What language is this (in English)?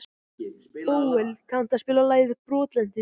Icelandic